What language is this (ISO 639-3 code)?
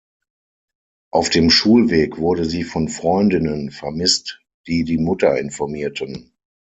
deu